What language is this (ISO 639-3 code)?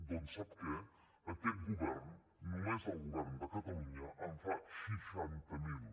cat